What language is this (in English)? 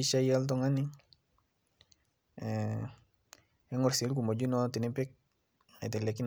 Masai